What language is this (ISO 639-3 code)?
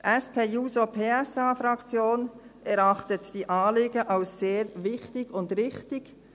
gsw